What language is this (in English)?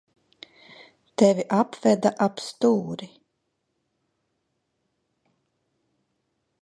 Latvian